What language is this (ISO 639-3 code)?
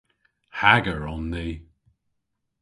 cor